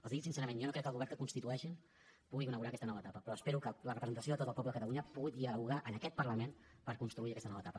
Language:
Catalan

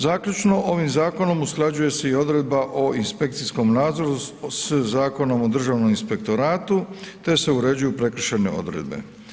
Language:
Croatian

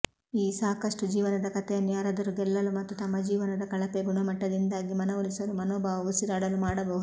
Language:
Kannada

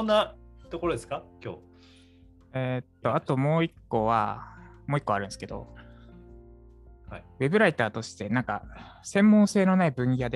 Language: Japanese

